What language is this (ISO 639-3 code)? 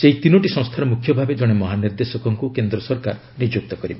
ori